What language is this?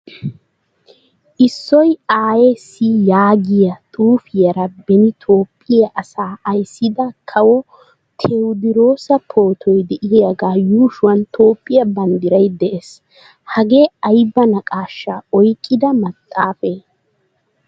Wolaytta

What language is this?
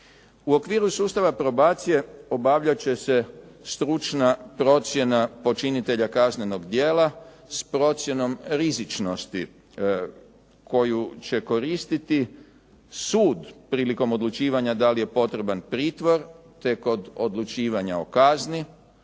Croatian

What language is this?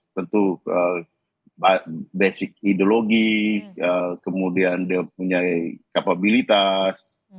Indonesian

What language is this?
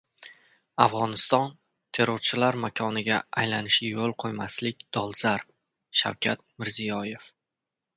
Uzbek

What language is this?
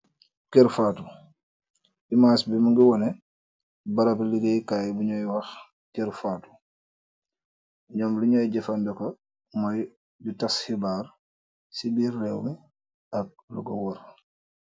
Wolof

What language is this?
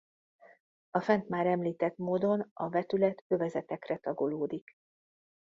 Hungarian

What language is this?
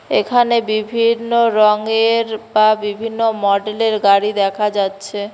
Bangla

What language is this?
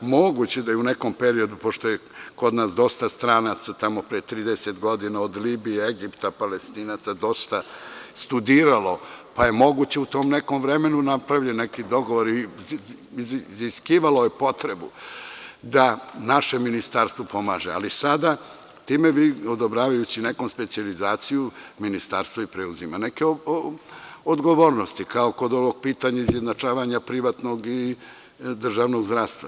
Serbian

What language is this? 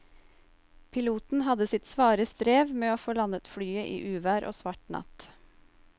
Norwegian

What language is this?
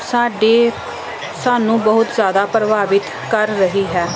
Punjabi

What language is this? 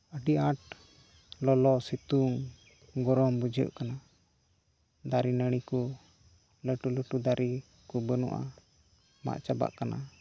Santali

